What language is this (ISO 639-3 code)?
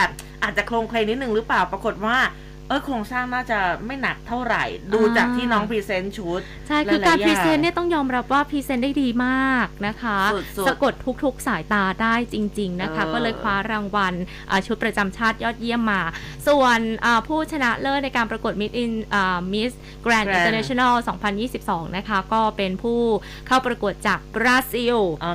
tha